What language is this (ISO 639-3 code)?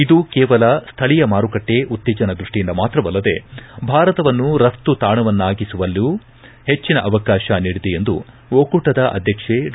kan